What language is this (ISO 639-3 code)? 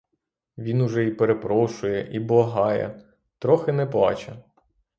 ukr